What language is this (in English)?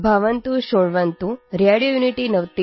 English